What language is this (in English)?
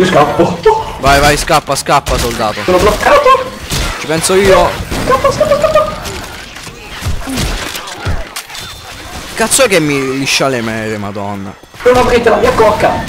Italian